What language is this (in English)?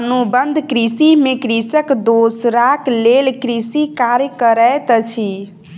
Maithili